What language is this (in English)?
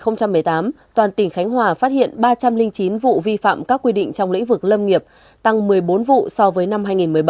Vietnamese